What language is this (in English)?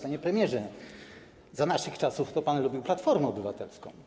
Polish